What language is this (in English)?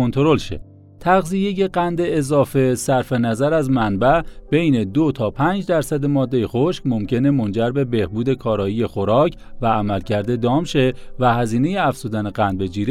Persian